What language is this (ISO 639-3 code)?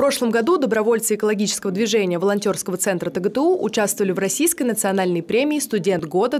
rus